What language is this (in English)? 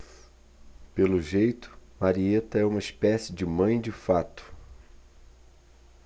Portuguese